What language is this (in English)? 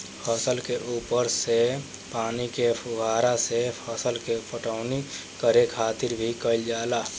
Bhojpuri